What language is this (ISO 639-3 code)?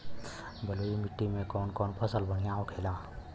bho